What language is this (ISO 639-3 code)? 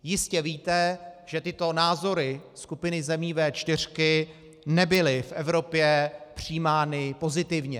ces